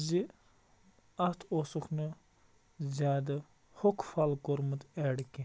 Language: Kashmiri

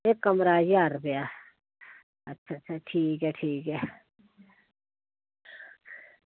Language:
Dogri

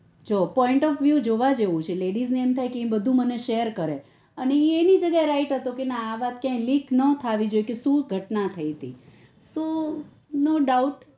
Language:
Gujarati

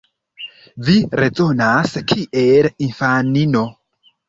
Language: Esperanto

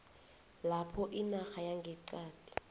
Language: South Ndebele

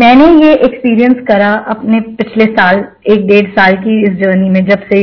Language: Hindi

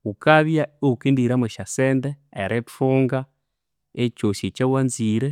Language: Konzo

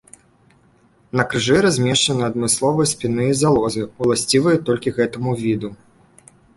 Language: Belarusian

